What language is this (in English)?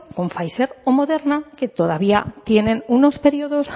Spanish